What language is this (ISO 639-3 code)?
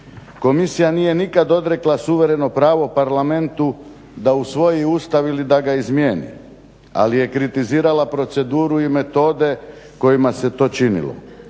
hrv